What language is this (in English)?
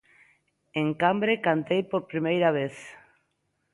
Galician